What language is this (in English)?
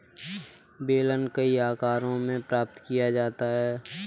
Hindi